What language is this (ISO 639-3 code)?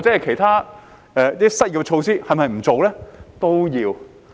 yue